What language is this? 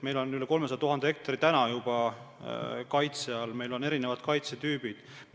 Estonian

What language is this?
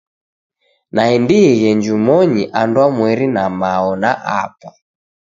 Taita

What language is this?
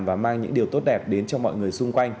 Vietnamese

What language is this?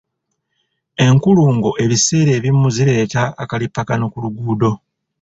Ganda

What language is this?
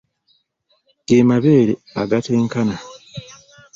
Ganda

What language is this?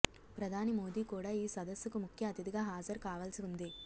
Telugu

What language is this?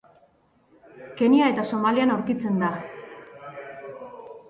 Basque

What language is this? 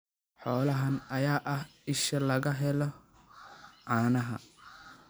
Somali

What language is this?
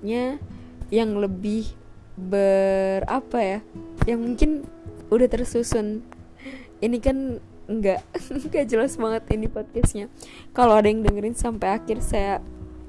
Indonesian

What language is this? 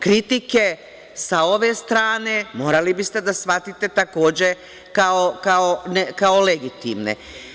Serbian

